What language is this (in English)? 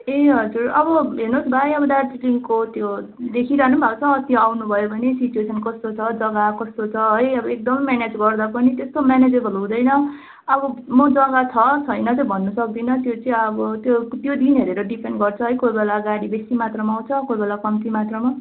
Nepali